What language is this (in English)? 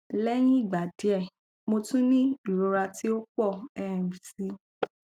Yoruba